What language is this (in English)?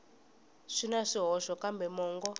Tsonga